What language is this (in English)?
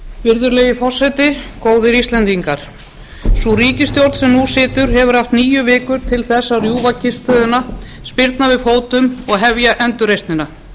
Icelandic